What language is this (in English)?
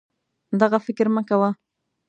Pashto